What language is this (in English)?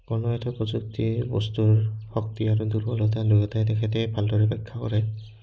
Assamese